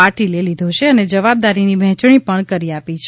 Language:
Gujarati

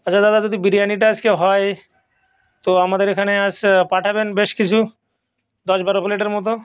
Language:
Bangla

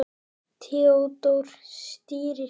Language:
Icelandic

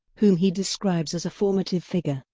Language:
English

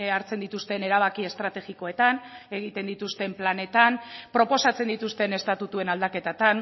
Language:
Basque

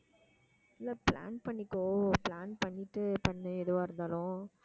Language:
Tamil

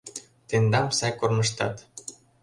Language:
Mari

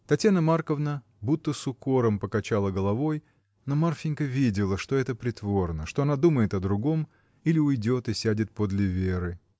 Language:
Russian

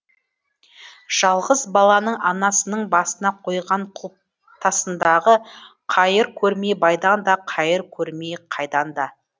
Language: Kazakh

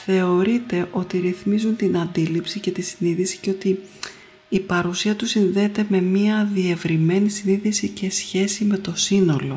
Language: Greek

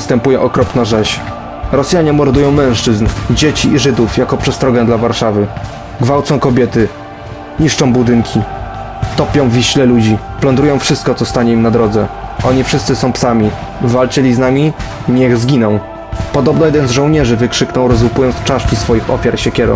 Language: Polish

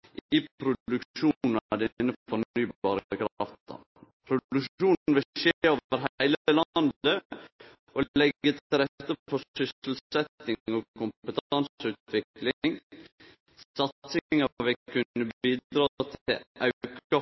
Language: Norwegian Nynorsk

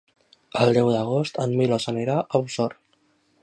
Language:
Catalan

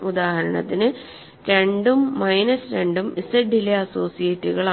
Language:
Malayalam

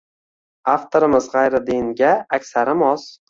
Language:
Uzbek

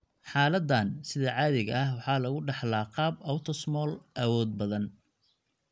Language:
Somali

